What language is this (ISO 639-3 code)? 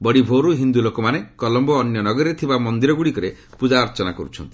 ori